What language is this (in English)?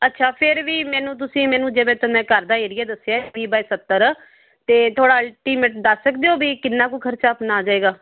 Punjabi